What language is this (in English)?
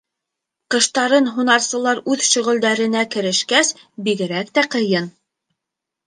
Bashkir